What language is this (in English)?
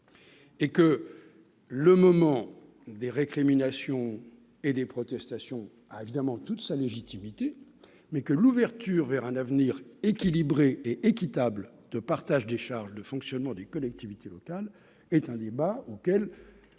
French